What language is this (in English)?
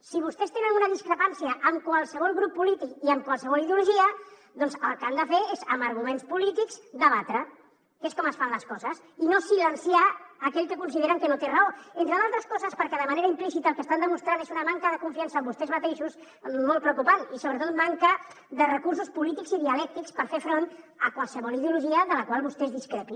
Catalan